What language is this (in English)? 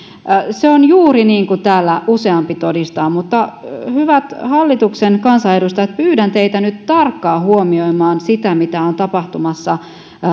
Finnish